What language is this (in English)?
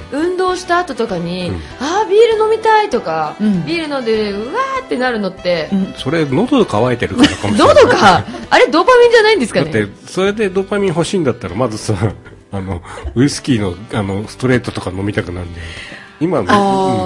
Japanese